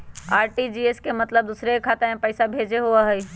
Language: Magahi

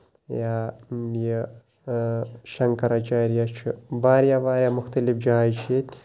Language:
Kashmiri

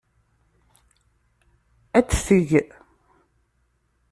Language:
Kabyle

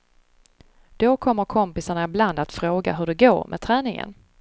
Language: Swedish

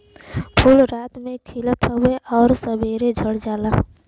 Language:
Bhojpuri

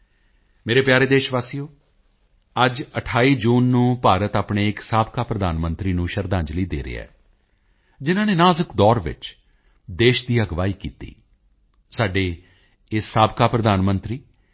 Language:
Punjabi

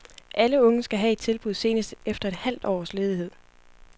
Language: Danish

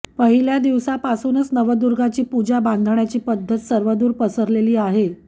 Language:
Marathi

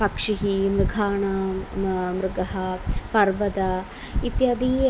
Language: Sanskrit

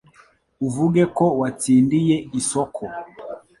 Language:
Kinyarwanda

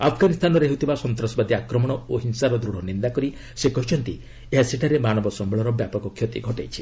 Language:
Odia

